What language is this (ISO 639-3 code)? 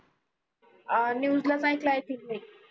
mar